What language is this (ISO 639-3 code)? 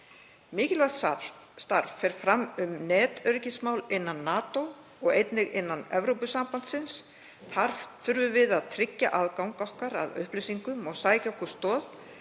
isl